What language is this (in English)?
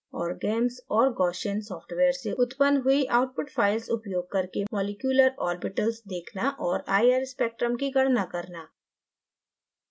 Hindi